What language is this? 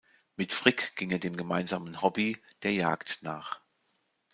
German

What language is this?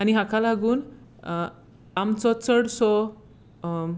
Konkani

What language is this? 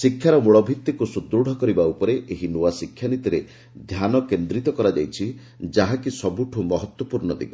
Odia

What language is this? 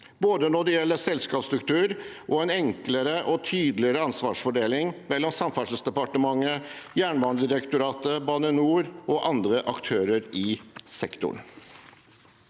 Norwegian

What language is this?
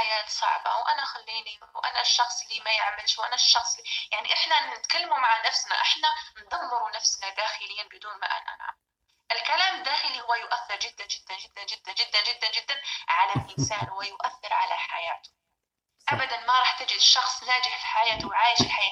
Arabic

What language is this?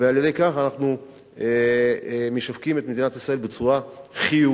Hebrew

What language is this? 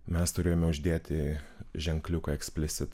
Lithuanian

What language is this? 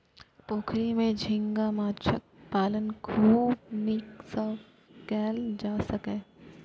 Maithili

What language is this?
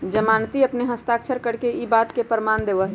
Magahi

